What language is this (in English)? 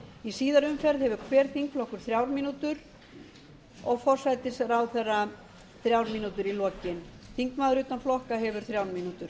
Icelandic